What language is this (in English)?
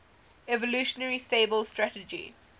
English